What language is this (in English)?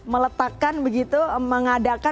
Indonesian